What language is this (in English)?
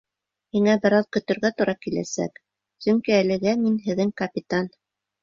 Bashkir